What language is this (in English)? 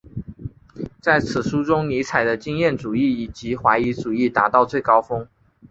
Chinese